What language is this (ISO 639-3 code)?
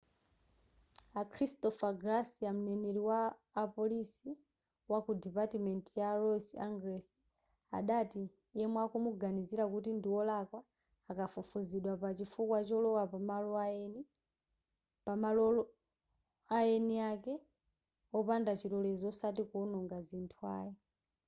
nya